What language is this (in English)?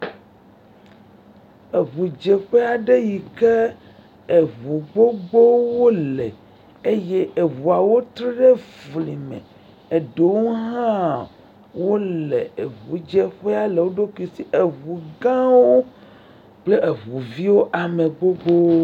Ewe